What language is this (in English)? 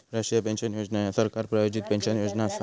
Marathi